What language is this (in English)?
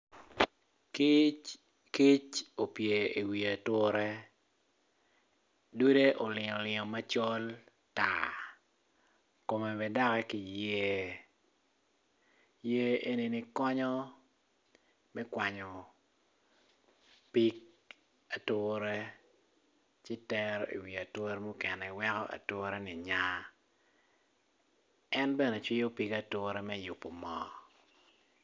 Acoli